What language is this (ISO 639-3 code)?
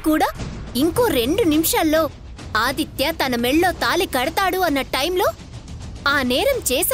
tel